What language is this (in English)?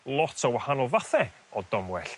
Welsh